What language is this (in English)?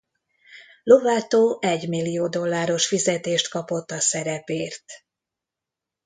Hungarian